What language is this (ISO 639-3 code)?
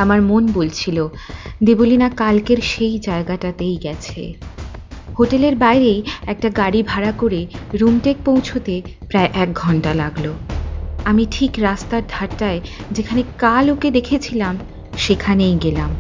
ben